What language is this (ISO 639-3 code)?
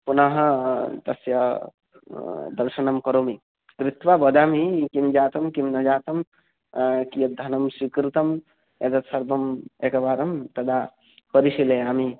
san